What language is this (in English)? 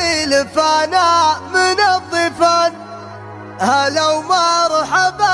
Arabic